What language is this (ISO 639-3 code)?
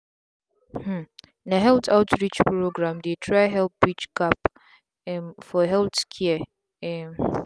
pcm